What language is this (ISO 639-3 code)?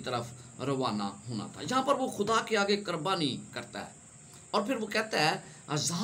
hin